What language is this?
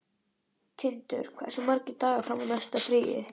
Icelandic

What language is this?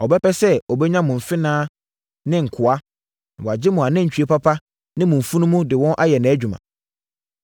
Akan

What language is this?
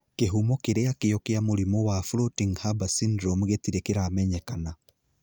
Kikuyu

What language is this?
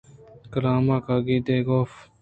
Eastern Balochi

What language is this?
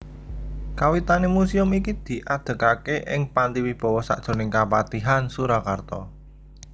Javanese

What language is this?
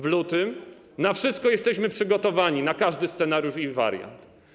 Polish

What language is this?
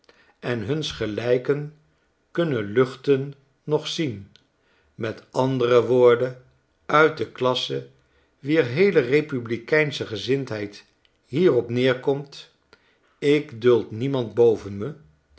Dutch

